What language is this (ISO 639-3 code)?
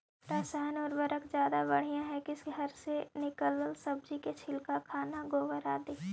mag